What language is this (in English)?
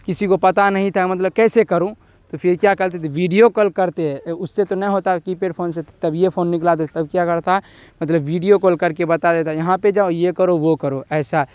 Urdu